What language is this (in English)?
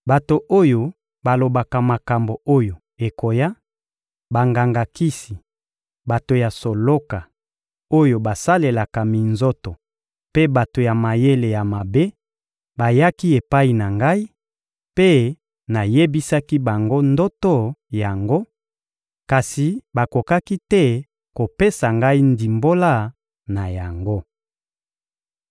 Lingala